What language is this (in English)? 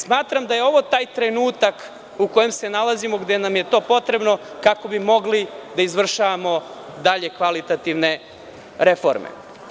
Serbian